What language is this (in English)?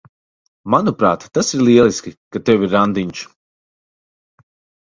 Latvian